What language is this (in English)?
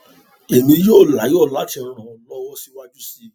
Yoruba